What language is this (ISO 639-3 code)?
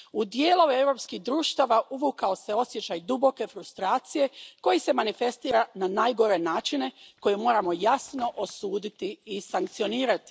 hrv